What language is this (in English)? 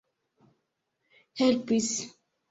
Esperanto